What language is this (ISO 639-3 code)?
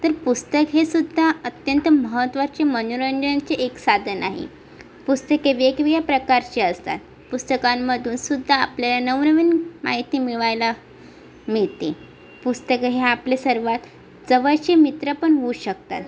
mar